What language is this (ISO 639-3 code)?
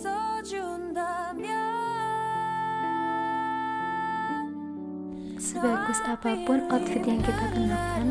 ind